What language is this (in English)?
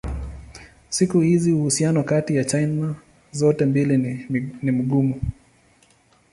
Swahili